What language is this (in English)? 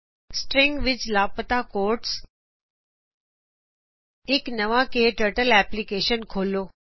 Punjabi